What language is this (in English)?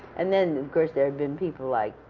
English